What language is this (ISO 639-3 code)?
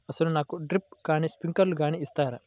tel